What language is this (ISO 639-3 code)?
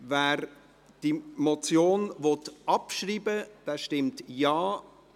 gsw